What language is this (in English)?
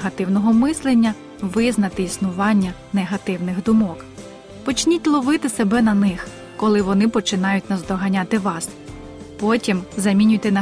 Ukrainian